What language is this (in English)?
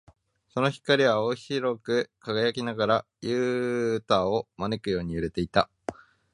Japanese